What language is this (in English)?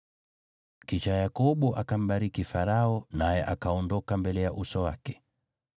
Swahili